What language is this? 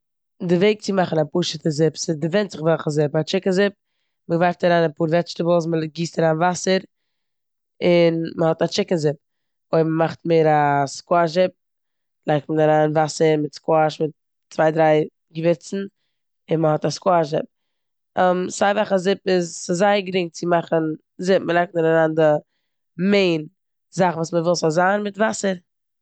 Yiddish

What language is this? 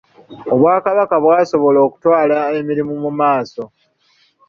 Ganda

